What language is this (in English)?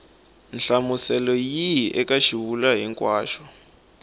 Tsonga